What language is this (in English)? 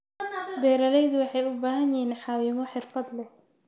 Somali